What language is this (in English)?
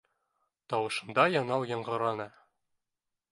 Bashkir